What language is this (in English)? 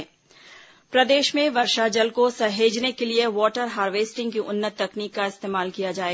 Hindi